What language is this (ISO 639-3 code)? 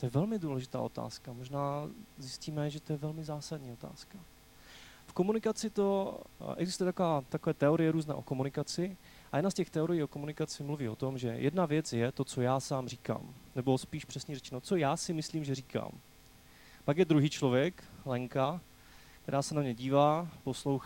ces